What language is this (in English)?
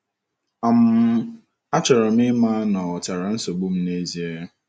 Igbo